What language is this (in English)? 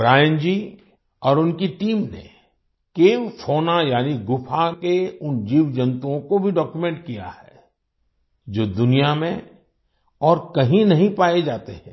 Hindi